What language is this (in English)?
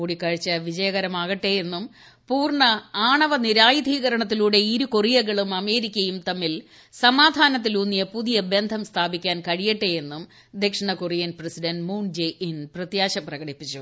Malayalam